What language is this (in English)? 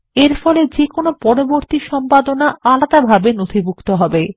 Bangla